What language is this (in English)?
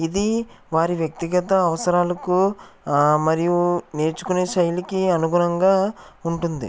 Telugu